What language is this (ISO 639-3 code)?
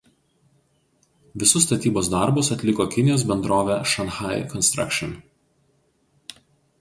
lit